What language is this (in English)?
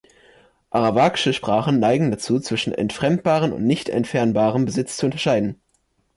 German